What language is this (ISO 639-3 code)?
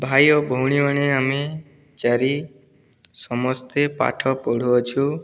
ori